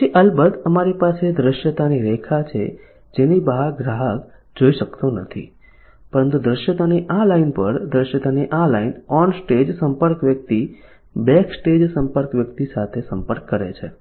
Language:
Gujarati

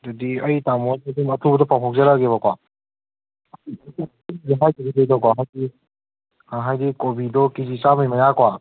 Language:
Manipuri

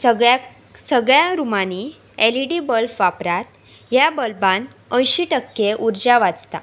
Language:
Konkani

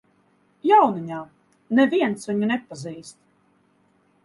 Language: Latvian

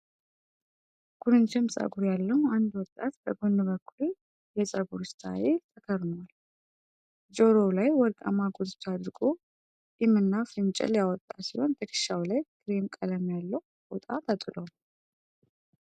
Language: Amharic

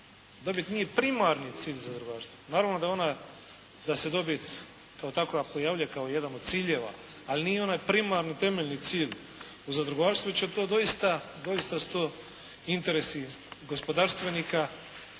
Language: Croatian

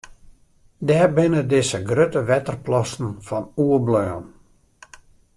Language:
Western Frisian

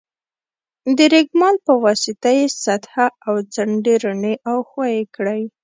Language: Pashto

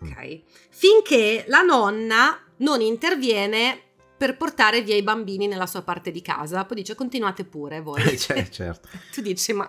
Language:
Italian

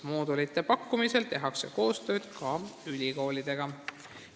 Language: Estonian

